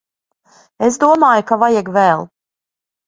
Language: Latvian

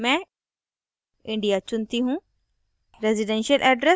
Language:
Hindi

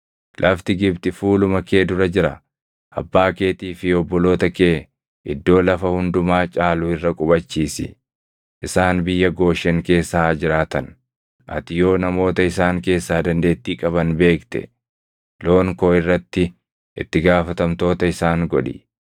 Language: Oromo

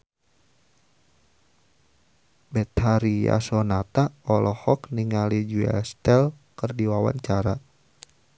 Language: Sundanese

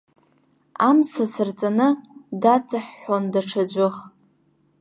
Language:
Abkhazian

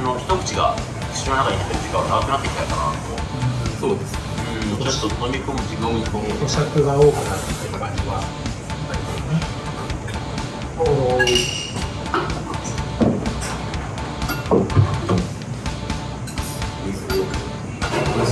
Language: Japanese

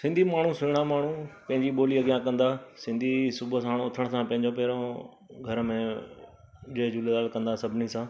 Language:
Sindhi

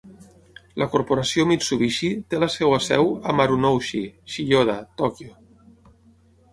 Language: Catalan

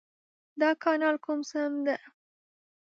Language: Pashto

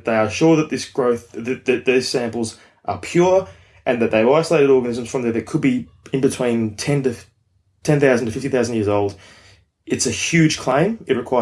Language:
English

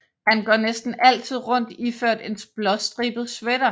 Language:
Danish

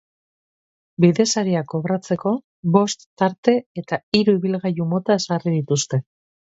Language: Basque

